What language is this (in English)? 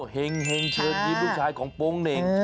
Thai